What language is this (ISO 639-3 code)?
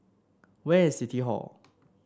eng